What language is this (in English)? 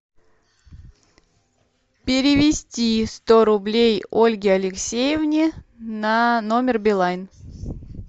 Russian